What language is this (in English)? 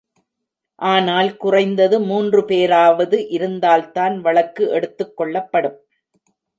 Tamil